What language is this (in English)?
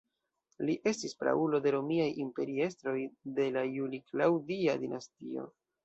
Esperanto